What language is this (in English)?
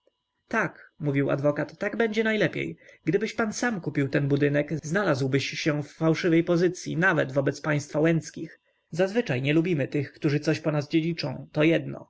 Polish